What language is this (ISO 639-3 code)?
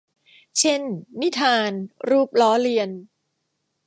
tha